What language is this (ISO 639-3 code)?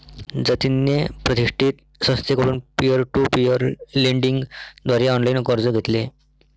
mar